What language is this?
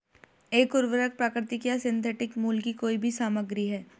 Hindi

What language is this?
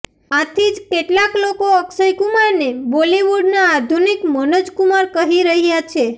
Gujarati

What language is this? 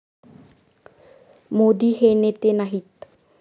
Marathi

